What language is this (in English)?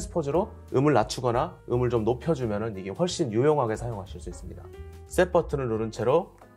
Korean